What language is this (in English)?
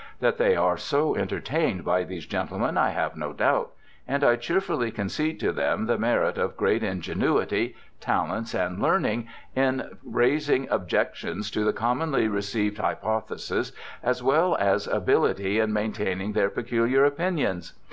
English